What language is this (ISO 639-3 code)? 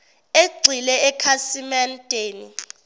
zul